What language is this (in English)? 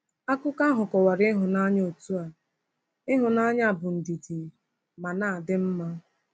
Igbo